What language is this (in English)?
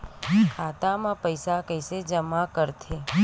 Chhattisgarhi